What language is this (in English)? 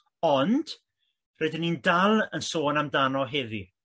Welsh